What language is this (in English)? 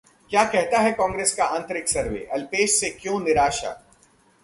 Hindi